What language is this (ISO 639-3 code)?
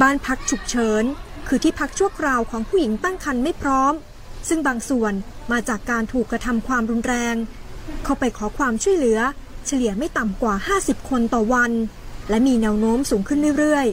tha